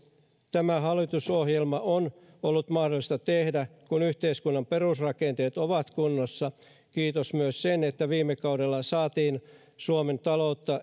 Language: Finnish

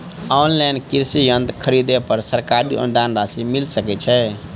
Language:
Maithili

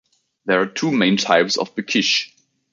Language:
English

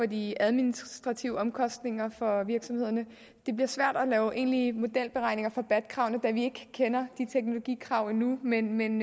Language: Danish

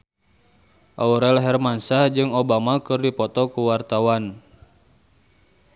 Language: Sundanese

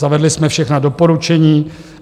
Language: Czech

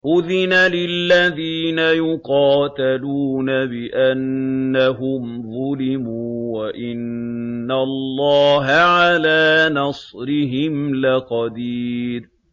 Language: Arabic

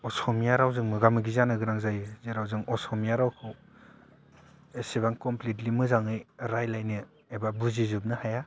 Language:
Bodo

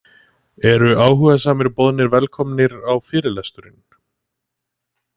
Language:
Icelandic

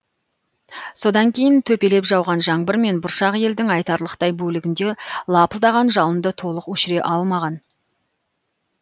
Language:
Kazakh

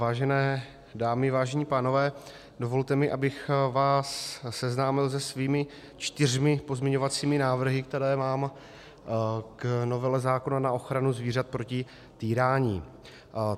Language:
Czech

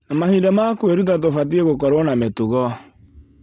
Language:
Kikuyu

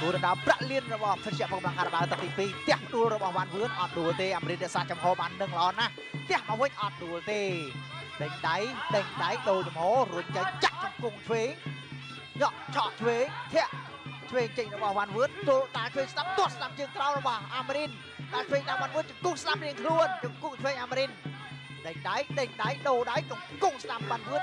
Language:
Thai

